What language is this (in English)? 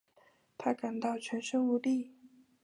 Chinese